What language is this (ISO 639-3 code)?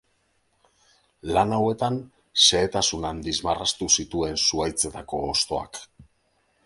eus